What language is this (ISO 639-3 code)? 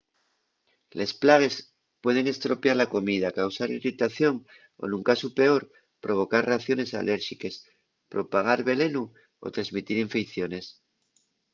ast